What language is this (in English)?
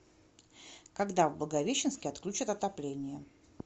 Russian